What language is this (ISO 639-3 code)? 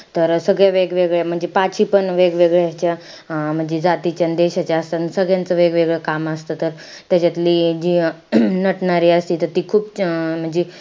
mar